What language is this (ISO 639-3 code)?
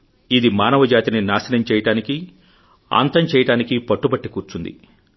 tel